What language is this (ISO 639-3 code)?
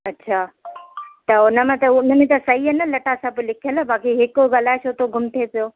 snd